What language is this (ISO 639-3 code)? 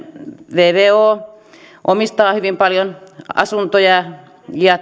fin